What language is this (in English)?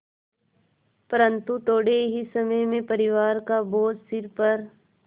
Hindi